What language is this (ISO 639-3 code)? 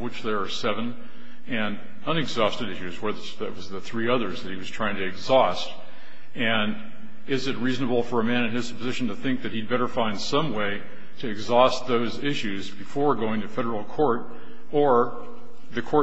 eng